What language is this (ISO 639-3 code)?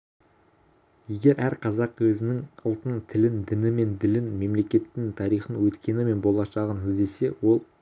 kaz